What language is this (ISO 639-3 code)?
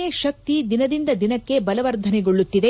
kan